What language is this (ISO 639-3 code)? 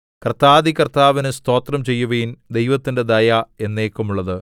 mal